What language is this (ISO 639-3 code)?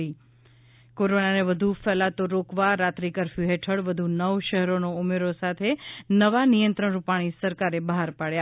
guj